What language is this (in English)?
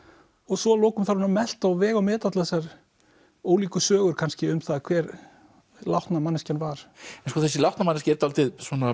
Icelandic